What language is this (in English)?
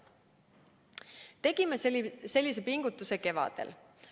Estonian